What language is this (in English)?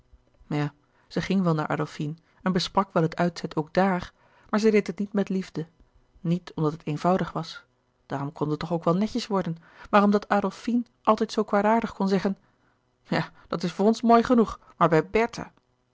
Dutch